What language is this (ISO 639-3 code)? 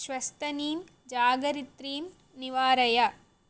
san